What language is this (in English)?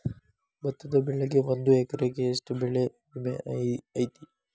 Kannada